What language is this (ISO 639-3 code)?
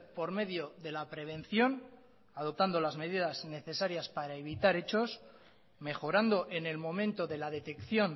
spa